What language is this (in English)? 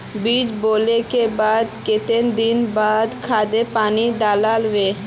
Magahi